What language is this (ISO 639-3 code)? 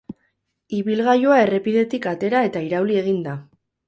eus